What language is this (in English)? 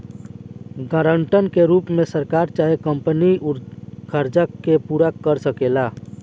Bhojpuri